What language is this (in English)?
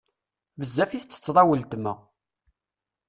Kabyle